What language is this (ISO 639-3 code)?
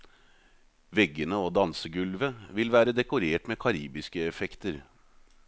nor